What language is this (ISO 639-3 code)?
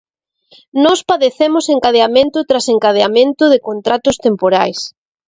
glg